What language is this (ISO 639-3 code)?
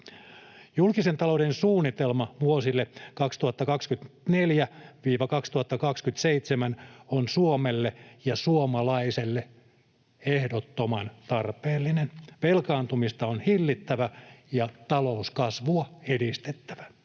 fin